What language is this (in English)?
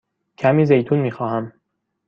Persian